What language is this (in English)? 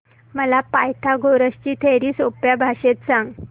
Marathi